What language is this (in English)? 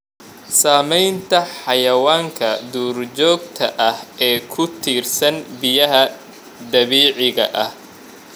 Somali